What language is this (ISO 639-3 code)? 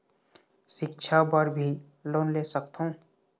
hne